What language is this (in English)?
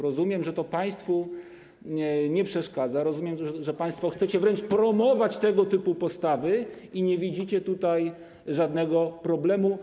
Polish